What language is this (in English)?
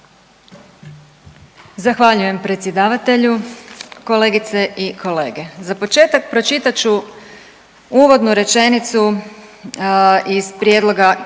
Croatian